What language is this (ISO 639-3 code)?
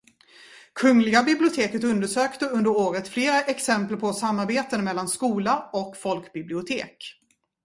swe